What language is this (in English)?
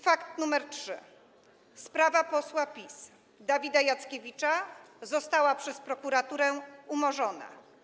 Polish